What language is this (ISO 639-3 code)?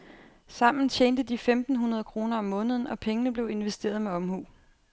dan